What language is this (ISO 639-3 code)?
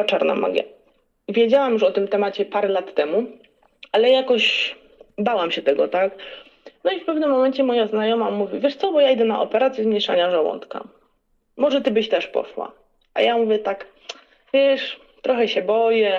pol